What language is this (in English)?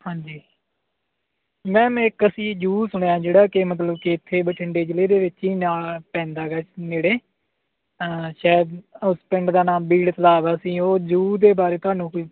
Punjabi